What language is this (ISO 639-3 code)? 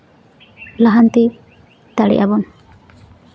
sat